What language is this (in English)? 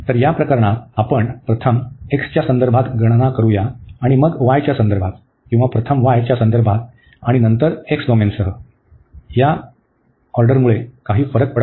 Marathi